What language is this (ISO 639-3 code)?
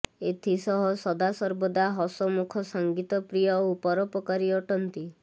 ori